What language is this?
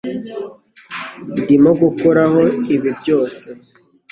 Kinyarwanda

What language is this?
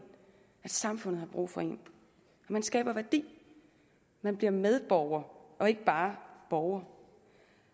Danish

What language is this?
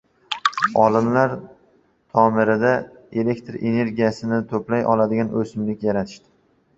Uzbek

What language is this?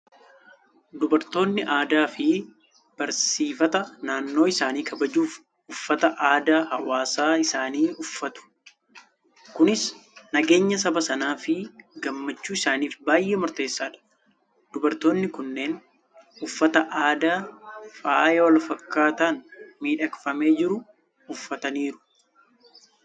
Oromo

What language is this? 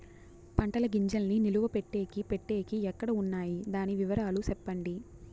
Telugu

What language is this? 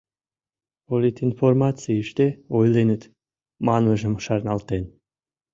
Mari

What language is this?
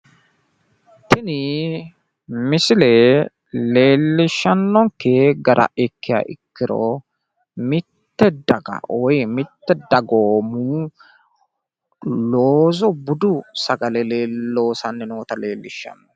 Sidamo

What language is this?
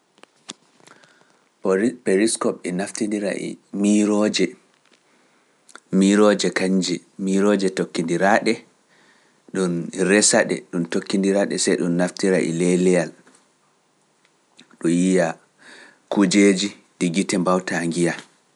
Pular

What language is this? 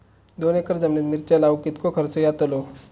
Marathi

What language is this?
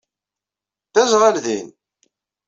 Kabyle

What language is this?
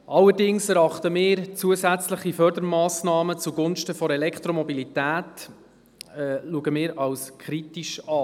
Swiss German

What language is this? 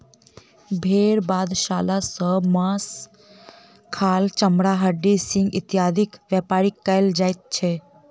Maithili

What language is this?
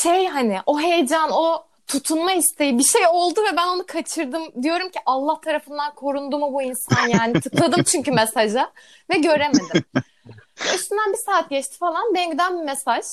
Turkish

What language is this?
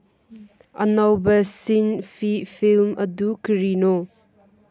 Manipuri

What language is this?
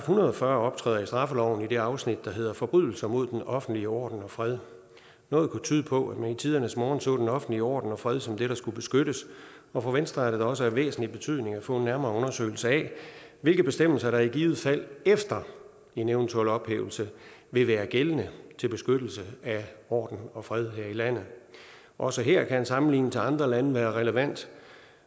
Danish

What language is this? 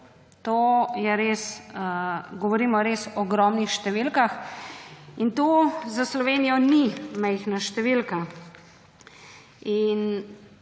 Slovenian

